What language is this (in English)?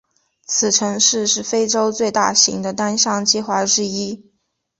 Chinese